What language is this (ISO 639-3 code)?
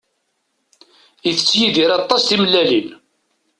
kab